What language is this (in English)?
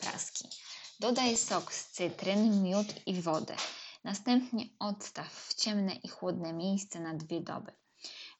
Polish